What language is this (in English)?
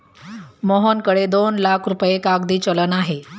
Marathi